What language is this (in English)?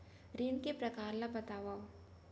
Chhattisgarhi